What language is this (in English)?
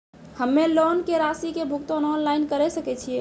Maithili